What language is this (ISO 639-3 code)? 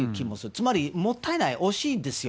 jpn